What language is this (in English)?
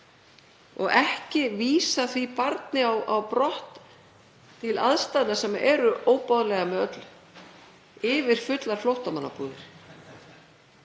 Icelandic